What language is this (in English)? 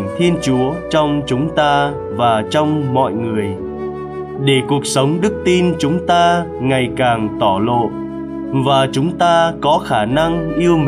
Vietnamese